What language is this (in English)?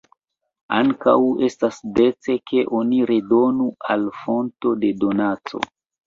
Esperanto